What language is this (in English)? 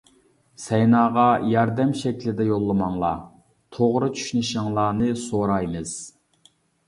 Uyghur